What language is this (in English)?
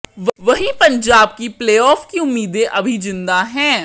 Hindi